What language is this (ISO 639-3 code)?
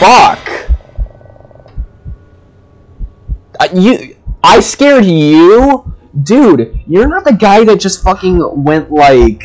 eng